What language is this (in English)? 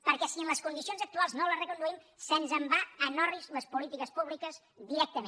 Catalan